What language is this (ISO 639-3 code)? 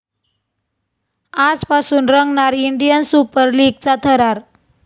mar